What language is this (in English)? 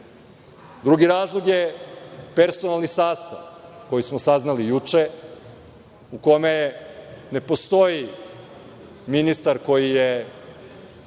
Serbian